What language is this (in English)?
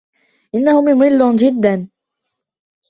Arabic